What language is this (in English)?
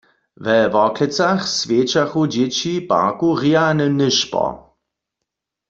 Upper Sorbian